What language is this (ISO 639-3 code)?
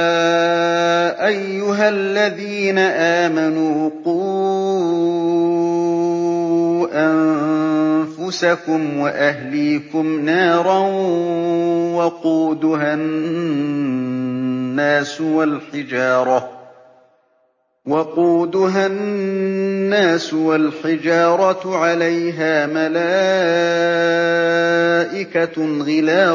ara